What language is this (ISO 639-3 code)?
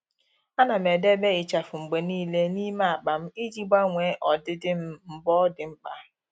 ibo